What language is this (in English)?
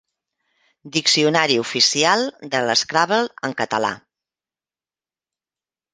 Catalan